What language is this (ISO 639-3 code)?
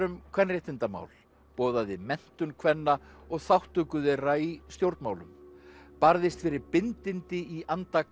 isl